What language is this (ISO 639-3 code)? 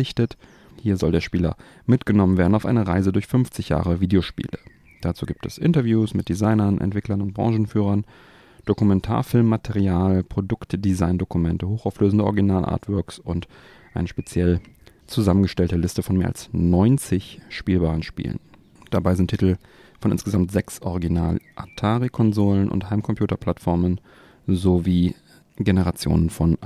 deu